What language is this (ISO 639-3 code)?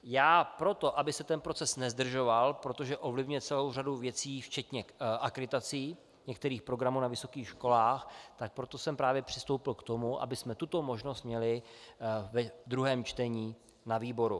ces